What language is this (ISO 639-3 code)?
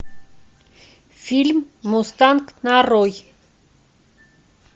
rus